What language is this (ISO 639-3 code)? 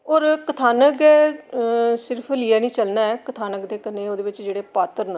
doi